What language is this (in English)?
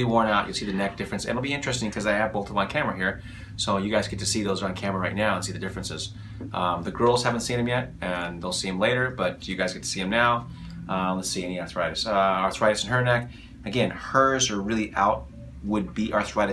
English